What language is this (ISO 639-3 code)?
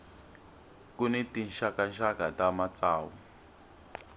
tso